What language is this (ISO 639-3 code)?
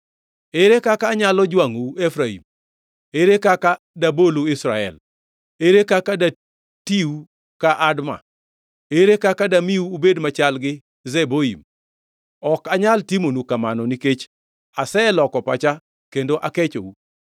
luo